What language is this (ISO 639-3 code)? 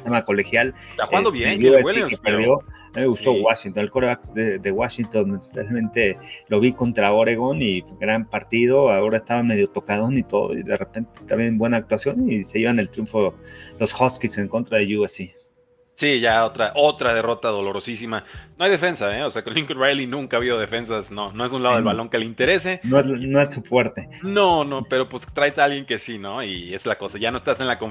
spa